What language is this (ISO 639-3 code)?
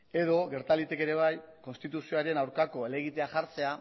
eus